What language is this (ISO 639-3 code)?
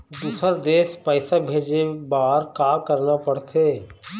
hne